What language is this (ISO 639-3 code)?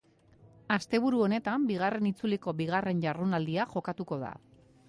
eus